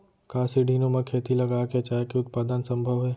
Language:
Chhattisgarhi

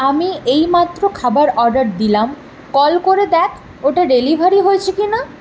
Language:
Bangla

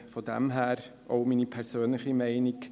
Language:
Swiss German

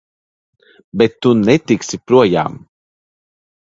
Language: Latvian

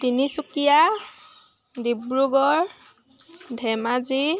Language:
Assamese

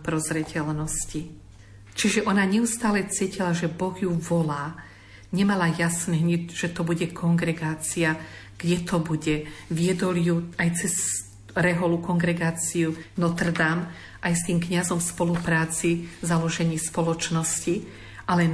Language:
Slovak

